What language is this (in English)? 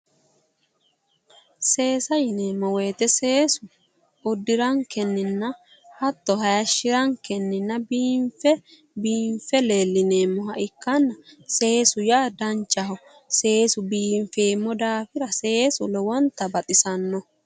Sidamo